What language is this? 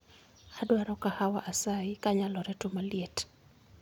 Luo (Kenya and Tanzania)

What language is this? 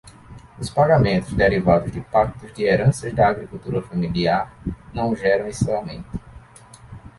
Portuguese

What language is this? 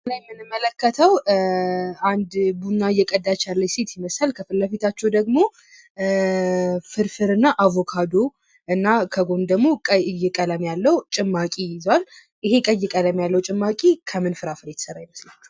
Amharic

